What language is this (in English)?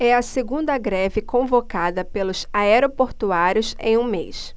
Portuguese